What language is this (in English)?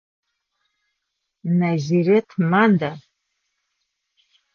Adyghe